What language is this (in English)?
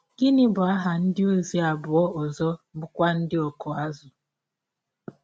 Igbo